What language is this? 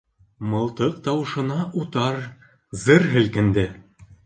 Bashkir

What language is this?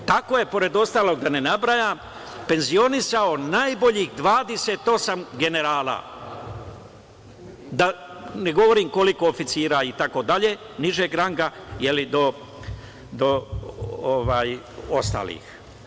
Serbian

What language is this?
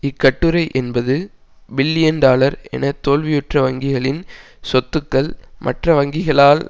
Tamil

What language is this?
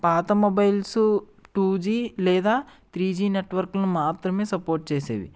Telugu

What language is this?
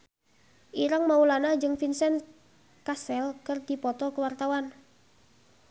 Sundanese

